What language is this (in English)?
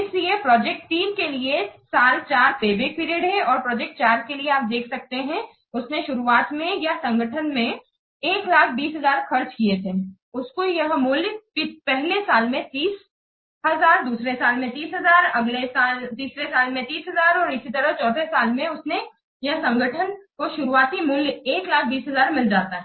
Hindi